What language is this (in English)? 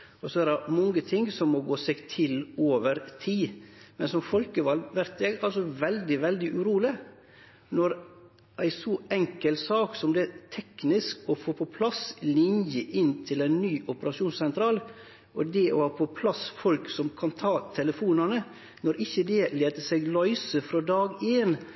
Norwegian Nynorsk